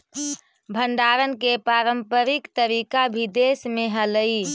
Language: Magahi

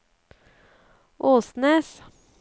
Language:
Norwegian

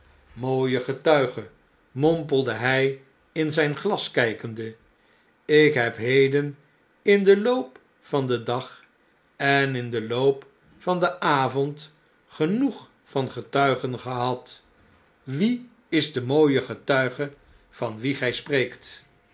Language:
Dutch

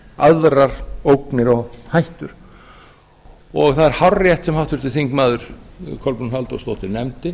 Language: Icelandic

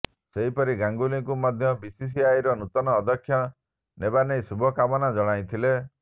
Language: Odia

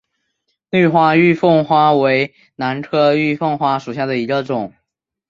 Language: Chinese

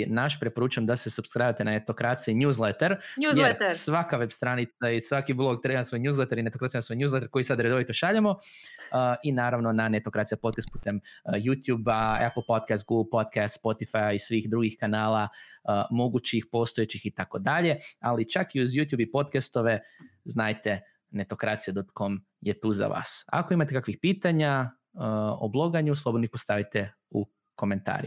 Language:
Croatian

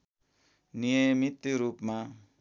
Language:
Nepali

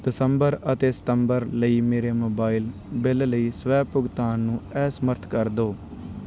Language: Punjabi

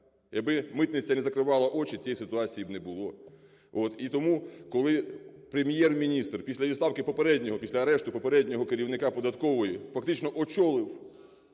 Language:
Ukrainian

